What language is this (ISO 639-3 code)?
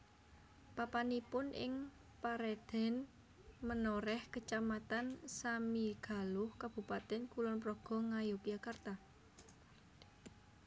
jav